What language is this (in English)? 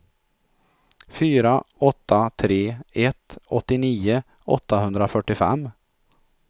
Swedish